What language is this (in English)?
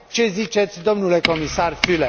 Romanian